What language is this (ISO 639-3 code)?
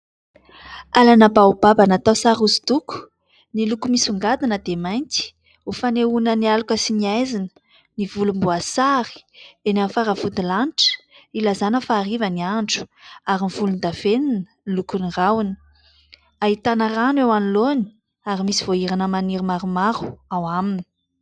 mlg